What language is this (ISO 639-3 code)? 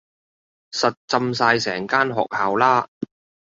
yue